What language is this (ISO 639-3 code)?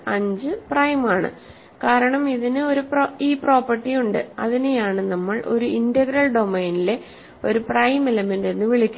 mal